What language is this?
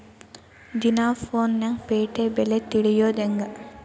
Kannada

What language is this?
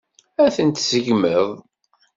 Kabyle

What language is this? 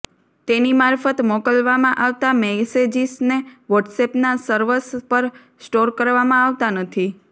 Gujarati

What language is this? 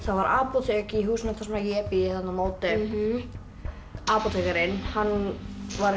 Icelandic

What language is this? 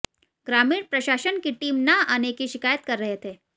Hindi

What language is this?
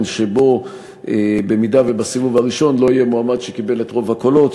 Hebrew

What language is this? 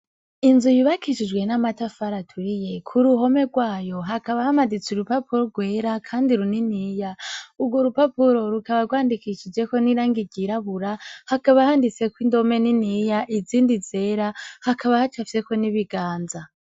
Rundi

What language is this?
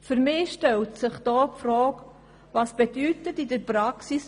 Swiss German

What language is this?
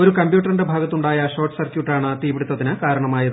Malayalam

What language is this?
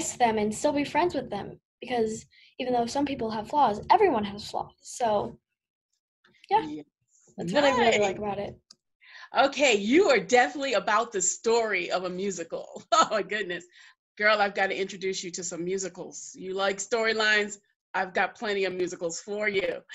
English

